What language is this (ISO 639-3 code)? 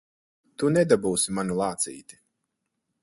lav